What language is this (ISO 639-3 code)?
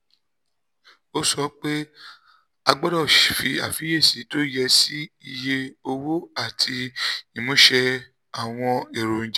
yor